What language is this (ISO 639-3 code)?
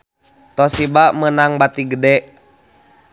sun